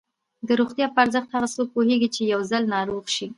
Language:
Pashto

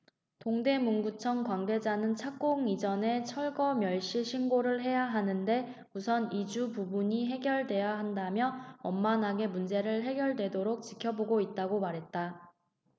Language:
Korean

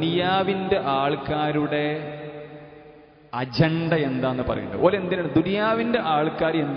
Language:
Arabic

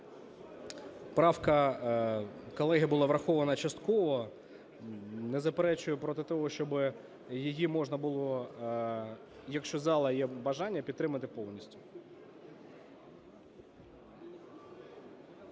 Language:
Ukrainian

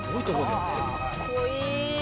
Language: Japanese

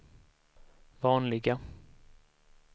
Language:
Swedish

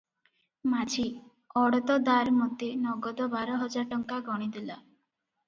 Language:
Odia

